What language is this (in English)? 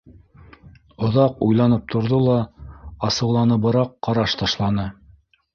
Bashkir